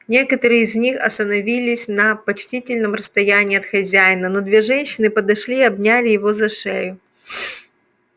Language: Russian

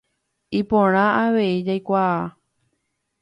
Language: Guarani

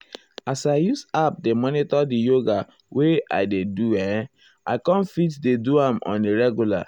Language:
Nigerian Pidgin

